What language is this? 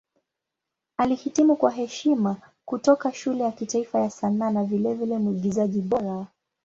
Swahili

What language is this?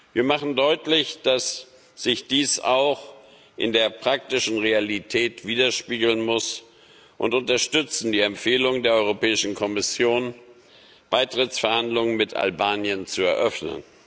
German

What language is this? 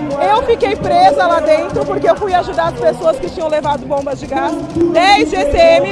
Portuguese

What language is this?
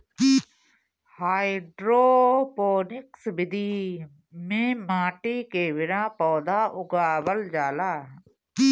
Bhojpuri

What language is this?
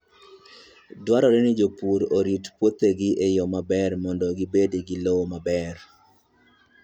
Luo (Kenya and Tanzania)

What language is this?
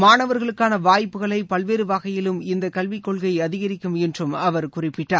Tamil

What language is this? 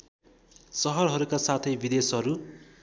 Nepali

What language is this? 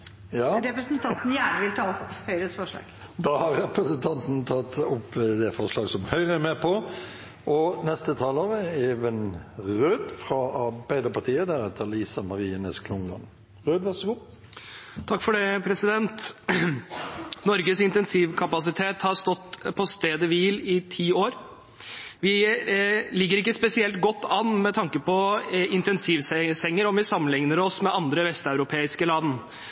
Norwegian Bokmål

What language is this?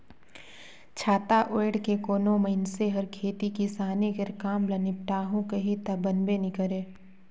Chhattisgarhi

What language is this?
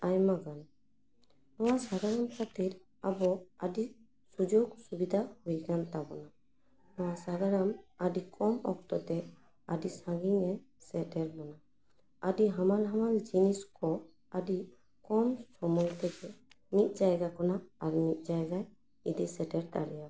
Santali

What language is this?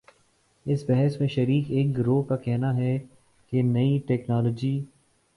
Urdu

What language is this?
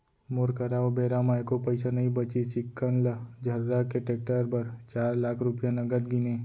Chhattisgarhi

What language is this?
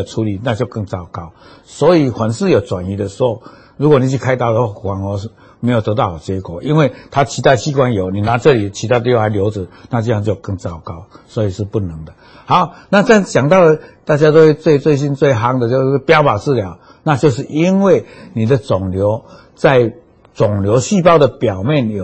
Chinese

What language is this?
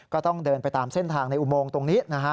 Thai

